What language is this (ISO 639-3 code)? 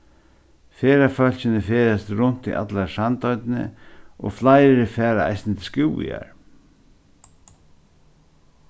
fao